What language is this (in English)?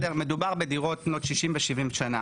Hebrew